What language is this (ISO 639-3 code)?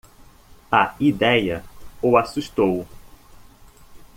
por